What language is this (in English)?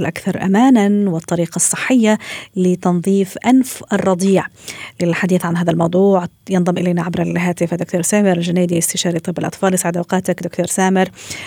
Arabic